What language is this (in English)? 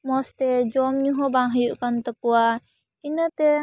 Santali